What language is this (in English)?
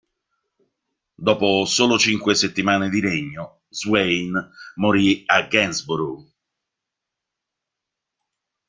Italian